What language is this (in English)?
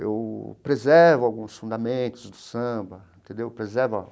Portuguese